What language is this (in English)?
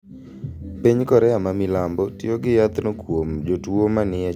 Luo (Kenya and Tanzania)